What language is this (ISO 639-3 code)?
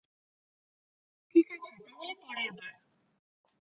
ben